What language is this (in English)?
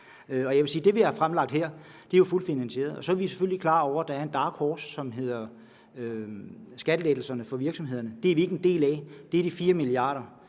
Danish